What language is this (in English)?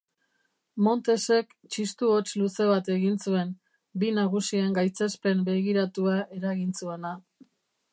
Basque